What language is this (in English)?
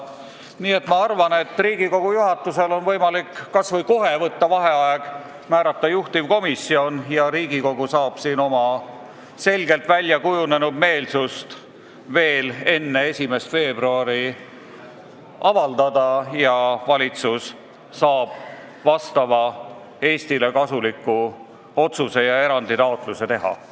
Estonian